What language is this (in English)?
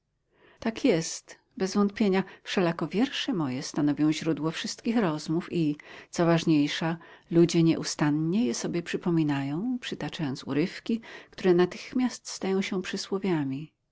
Polish